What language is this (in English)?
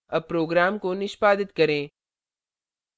Hindi